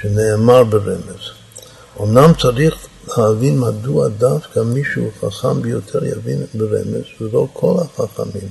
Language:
Hebrew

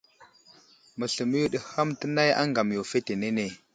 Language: Wuzlam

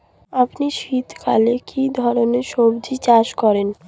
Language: Bangla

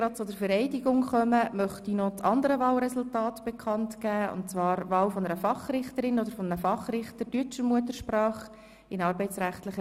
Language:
Swiss German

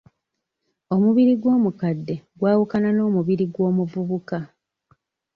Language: Ganda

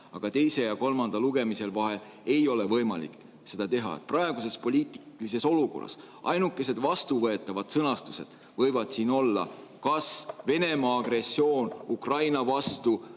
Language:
Estonian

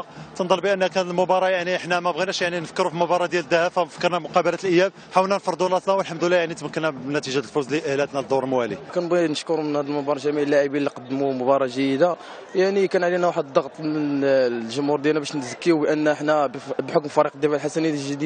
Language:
Arabic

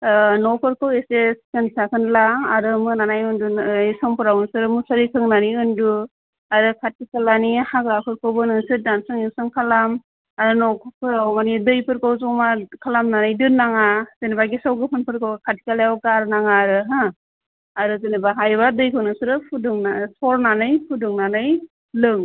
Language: Bodo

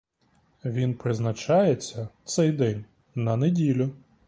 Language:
Ukrainian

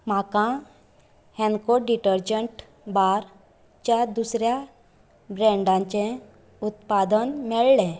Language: Konkani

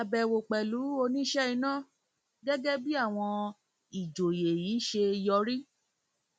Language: Yoruba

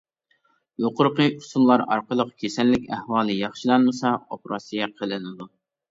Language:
Uyghur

